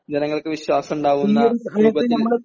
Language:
Malayalam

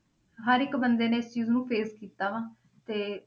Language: Punjabi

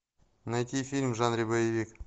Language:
Russian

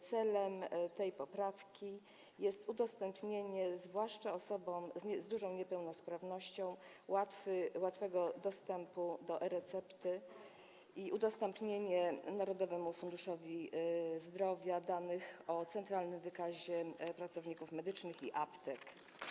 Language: Polish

